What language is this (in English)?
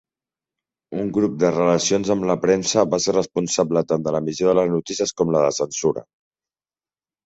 Catalan